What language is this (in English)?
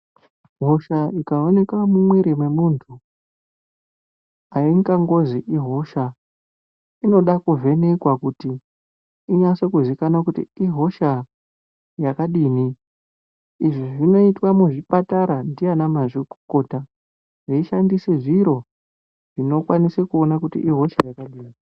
Ndau